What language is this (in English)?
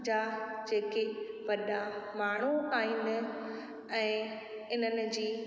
Sindhi